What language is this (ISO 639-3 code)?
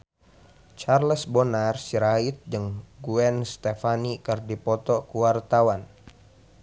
sun